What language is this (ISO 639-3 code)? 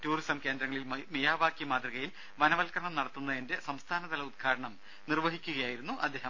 mal